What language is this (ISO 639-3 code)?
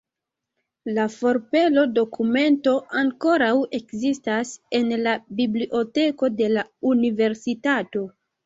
epo